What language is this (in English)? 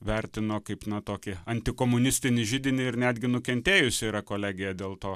Lithuanian